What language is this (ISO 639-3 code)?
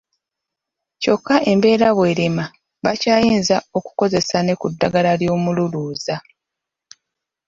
lug